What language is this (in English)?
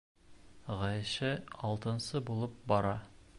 Bashkir